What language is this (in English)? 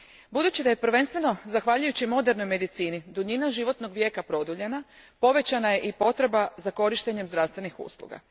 Croatian